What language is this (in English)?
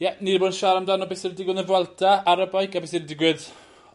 Welsh